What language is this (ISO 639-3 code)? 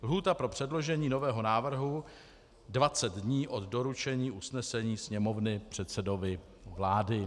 ces